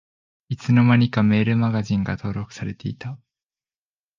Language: Japanese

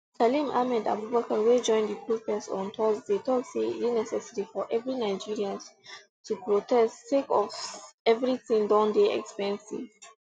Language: Nigerian Pidgin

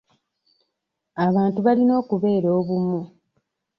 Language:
Ganda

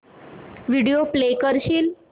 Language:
Marathi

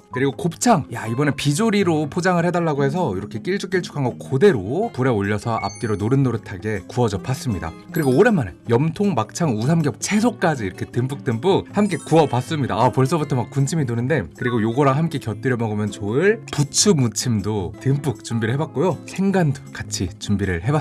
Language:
Korean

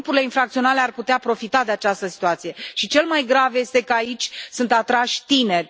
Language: Romanian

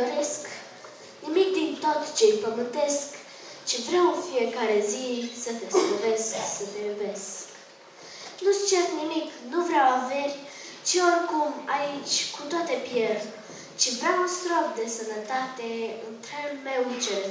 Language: Romanian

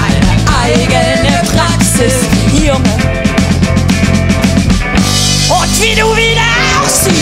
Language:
Czech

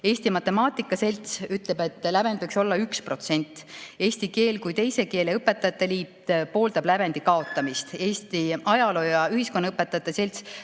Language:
Estonian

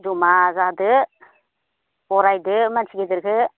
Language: Bodo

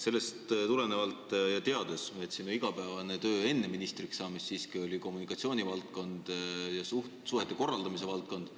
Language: Estonian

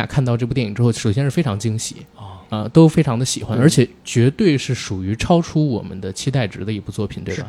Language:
Chinese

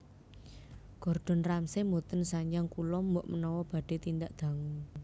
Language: Javanese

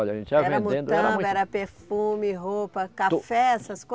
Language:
Portuguese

